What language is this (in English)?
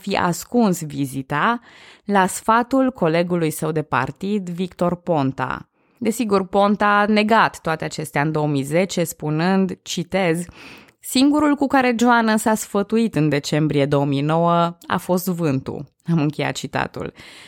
Romanian